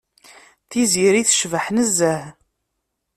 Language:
Kabyle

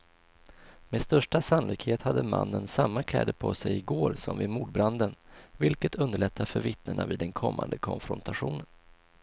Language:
Swedish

